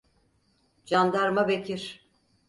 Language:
Turkish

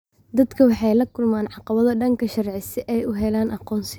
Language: Somali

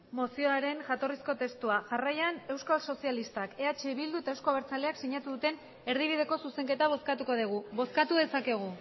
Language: Basque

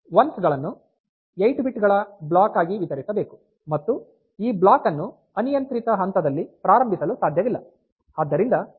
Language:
Kannada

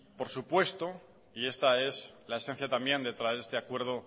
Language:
Spanish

